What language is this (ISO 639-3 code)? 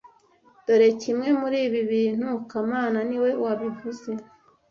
kin